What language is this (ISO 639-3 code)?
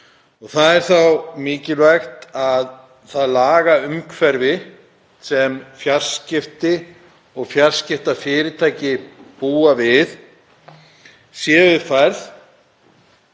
isl